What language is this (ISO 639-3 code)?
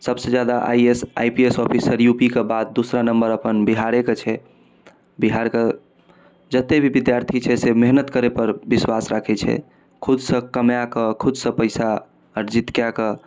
mai